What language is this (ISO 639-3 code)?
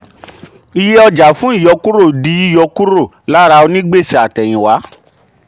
yor